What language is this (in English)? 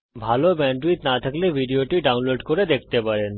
Bangla